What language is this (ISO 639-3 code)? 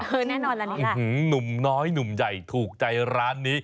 tha